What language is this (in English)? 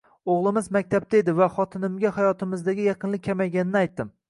Uzbek